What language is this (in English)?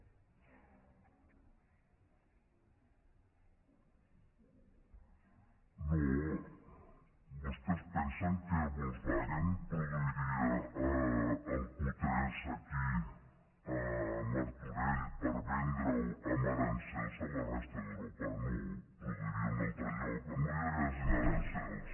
Catalan